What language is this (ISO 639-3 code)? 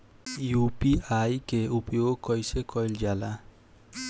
bho